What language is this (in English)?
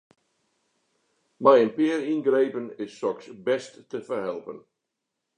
Western Frisian